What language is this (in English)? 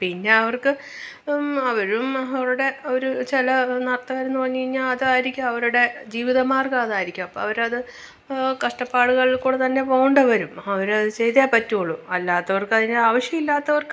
Malayalam